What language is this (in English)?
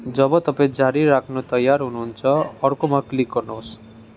Nepali